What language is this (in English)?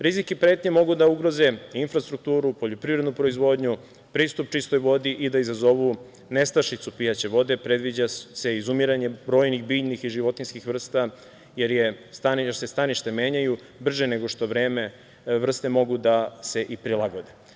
Serbian